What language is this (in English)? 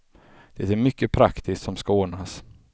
Swedish